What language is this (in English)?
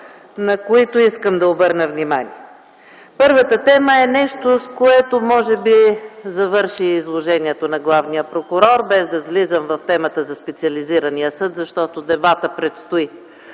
Bulgarian